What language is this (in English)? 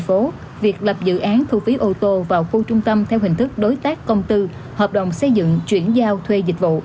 Vietnamese